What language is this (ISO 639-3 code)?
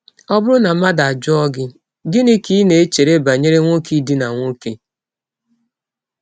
ibo